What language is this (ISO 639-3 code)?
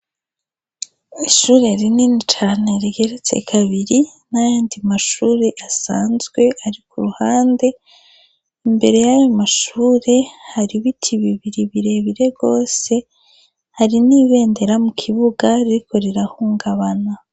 run